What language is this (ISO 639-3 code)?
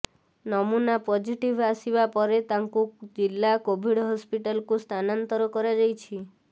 ori